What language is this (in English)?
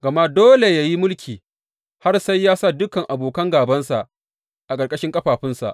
Hausa